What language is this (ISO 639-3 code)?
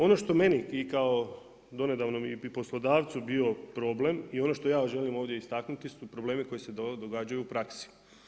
hrv